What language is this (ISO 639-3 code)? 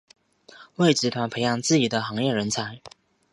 zho